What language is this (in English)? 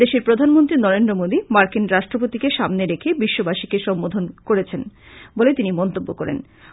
Bangla